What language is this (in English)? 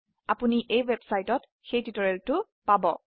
Assamese